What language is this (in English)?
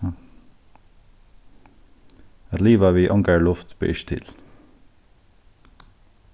Faroese